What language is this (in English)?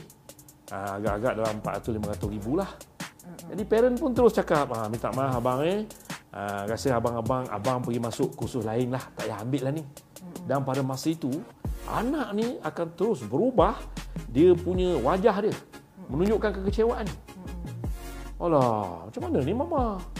Malay